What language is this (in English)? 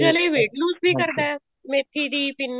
Punjabi